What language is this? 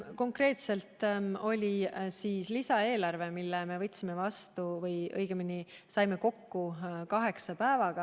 Estonian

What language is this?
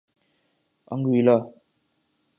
Urdu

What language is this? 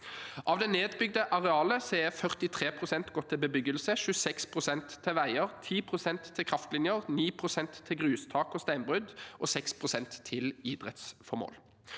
Norwegian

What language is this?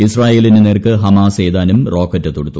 Malayalam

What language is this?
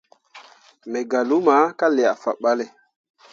Mundang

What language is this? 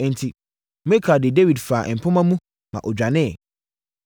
Akan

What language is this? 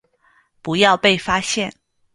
Chinese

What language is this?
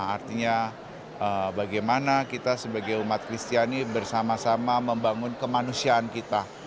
Indonesian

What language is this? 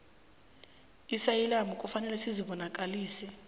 South Ndebele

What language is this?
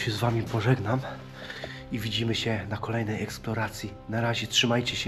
Polish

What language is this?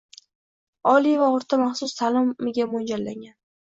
Uzbek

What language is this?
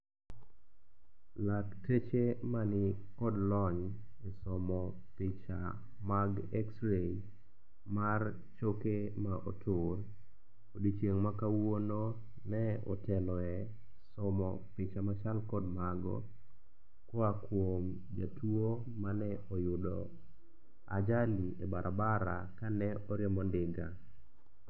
Luo (Kenya and Tanzania)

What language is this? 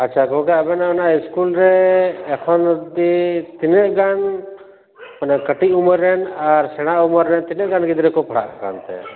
Santali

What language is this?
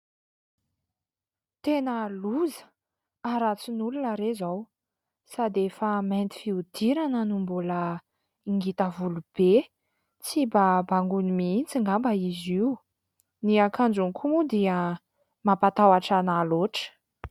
Malagasy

